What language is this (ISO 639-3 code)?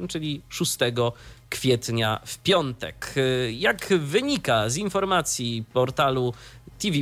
pol